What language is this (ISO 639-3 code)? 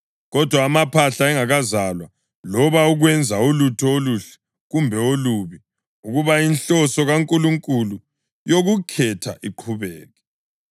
nde